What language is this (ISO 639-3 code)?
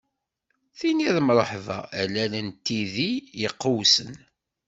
kab